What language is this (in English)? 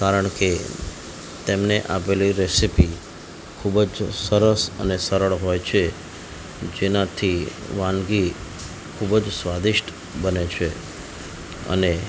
Gujarati